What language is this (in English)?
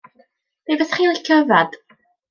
Welsh